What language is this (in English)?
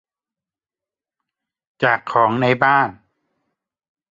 Thai